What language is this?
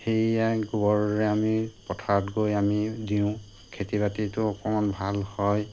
Assamese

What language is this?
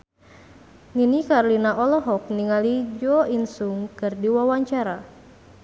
Sundanese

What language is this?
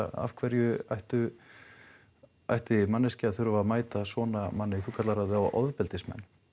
Icelandic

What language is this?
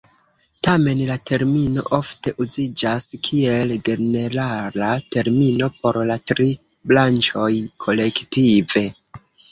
Esperanto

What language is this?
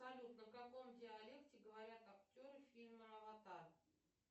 Russian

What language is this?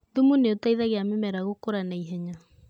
Kikuyu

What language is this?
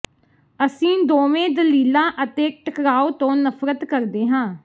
Punjabi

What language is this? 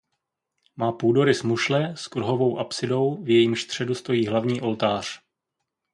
Czech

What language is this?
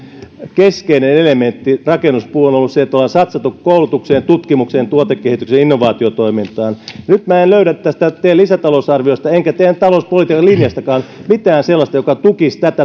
Finnish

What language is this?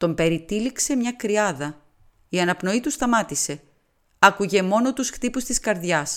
Greek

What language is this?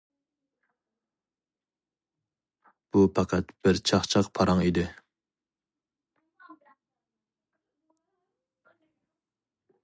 Uyghur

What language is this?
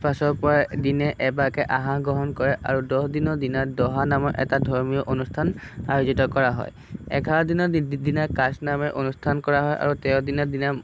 Assamese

